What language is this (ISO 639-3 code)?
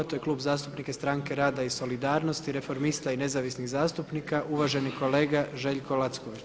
hrv